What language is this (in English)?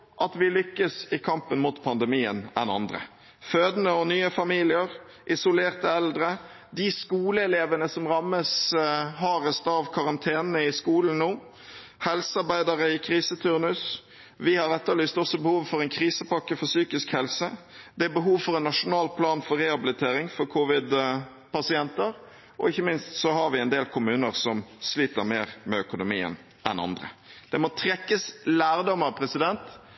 Norwegian Bokmål